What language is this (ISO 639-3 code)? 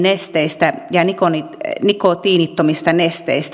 fin